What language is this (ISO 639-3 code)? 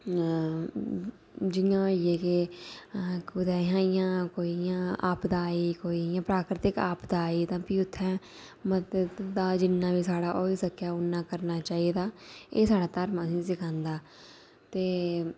doi